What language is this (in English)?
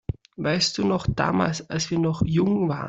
German